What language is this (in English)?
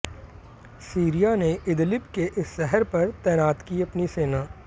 Hindi